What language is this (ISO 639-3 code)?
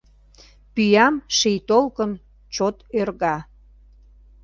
chm